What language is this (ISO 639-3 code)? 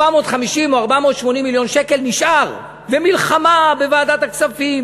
heb